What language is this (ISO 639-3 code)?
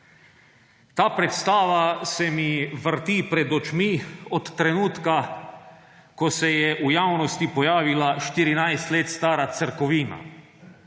slv